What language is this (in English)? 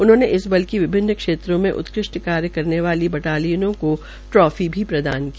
Hindi